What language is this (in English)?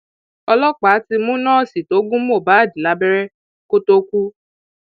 Yoruba